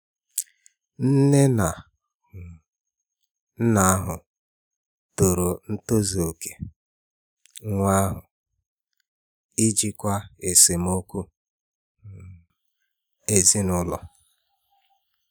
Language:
Igbo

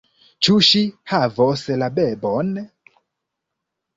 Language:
Esperanto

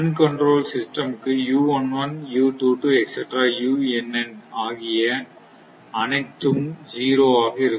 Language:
Tamil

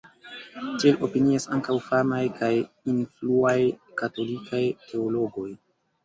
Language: Esperanto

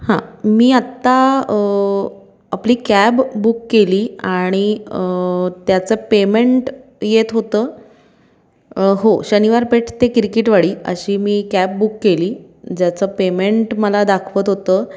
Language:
Marathi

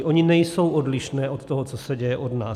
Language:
Czech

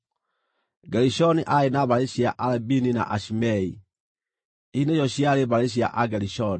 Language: Kikuyu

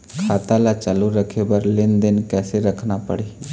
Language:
Chhattisgarhi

